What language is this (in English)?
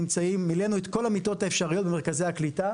Hebrew